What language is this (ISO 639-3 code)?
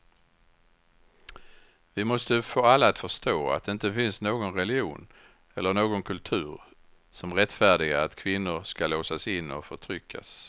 swe